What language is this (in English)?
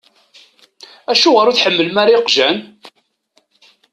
Kabyle